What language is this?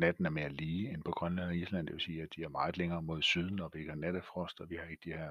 Danish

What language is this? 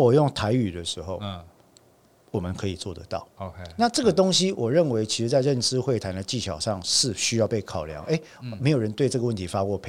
Chinese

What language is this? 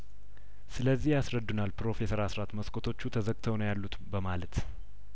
Amharic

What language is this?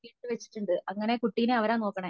Malayalam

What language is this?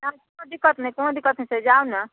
Maithili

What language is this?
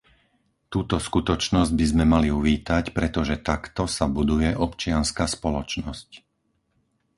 Slovak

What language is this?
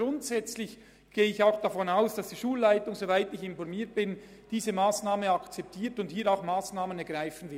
Swiss German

